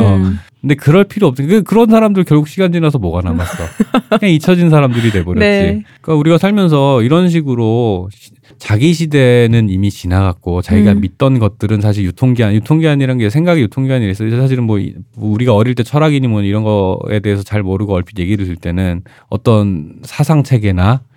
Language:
Korean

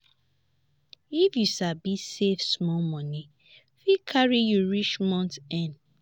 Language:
Nigerian Pidgin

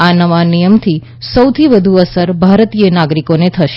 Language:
Gujarati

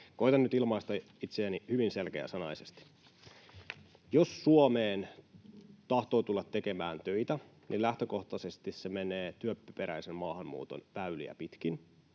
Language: Finnish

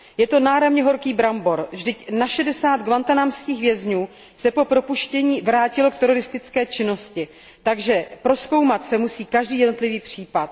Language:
Czech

